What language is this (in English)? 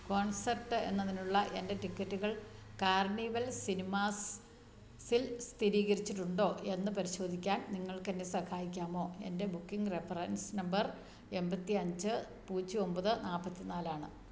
Malayalam